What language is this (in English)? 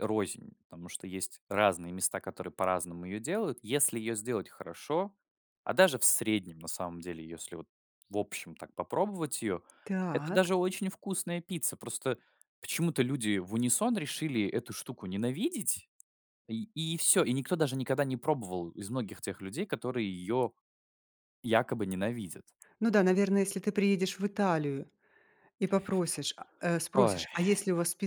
Russian